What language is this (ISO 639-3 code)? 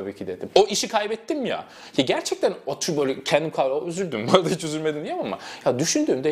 tur